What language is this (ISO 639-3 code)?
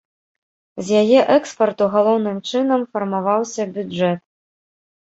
bel